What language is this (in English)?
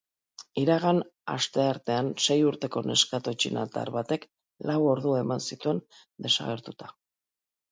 Basque